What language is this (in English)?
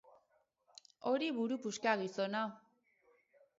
Basque